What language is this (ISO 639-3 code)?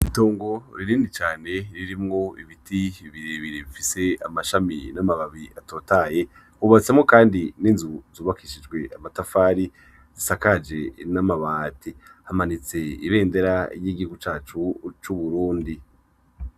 run